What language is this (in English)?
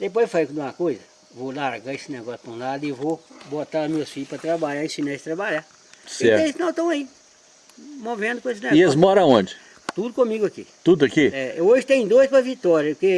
Portuguese